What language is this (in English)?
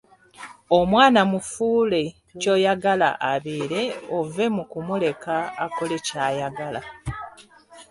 Ganda